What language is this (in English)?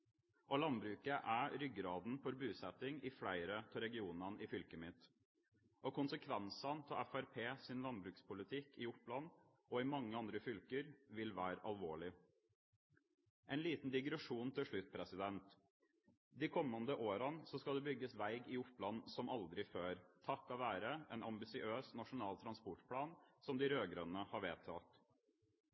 Norwegian Bokmål